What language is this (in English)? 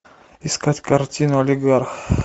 Russian